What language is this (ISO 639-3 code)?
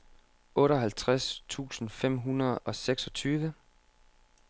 dan